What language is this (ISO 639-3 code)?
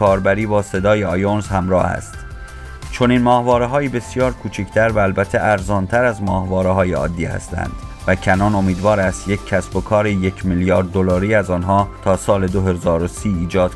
fas